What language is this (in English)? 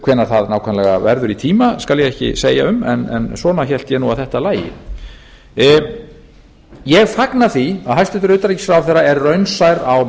Icelandic